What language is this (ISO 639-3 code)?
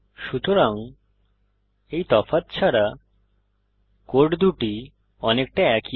ben